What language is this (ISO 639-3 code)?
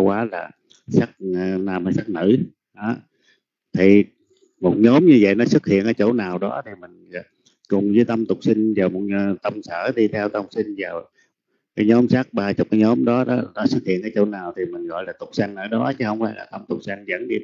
vie